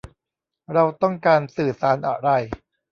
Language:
Thai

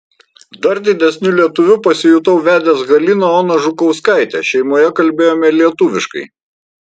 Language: Lithuanian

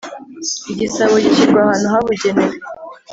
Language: Kinyarwanda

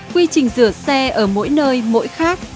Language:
Vietnamese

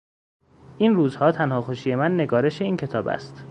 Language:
Persian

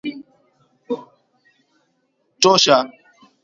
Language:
Swahili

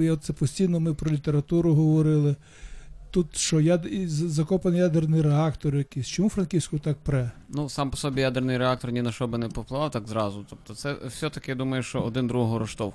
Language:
Ukrainian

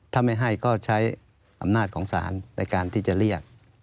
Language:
Thai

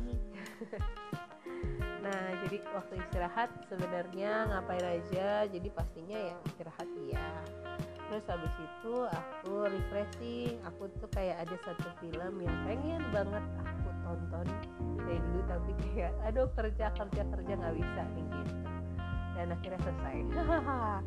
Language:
Indonesian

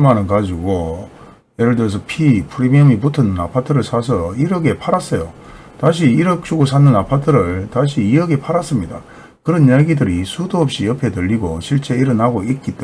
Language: Korean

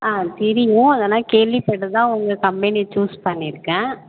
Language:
Tamil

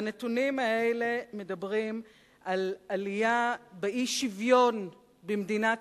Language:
Hebrew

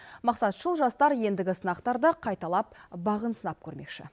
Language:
Kazakh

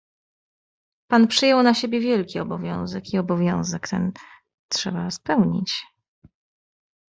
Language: Polish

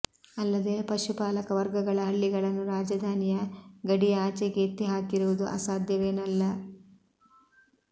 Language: Kannada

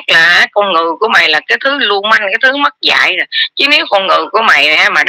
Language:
Vietnamese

